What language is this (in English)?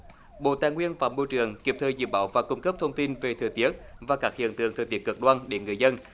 Vietnamese